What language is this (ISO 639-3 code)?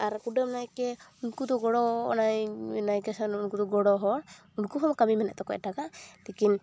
sat